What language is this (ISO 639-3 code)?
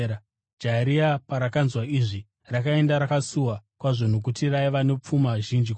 sna